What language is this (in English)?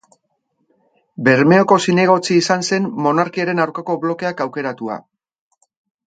Basque